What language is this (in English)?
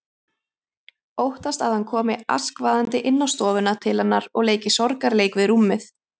Icelandic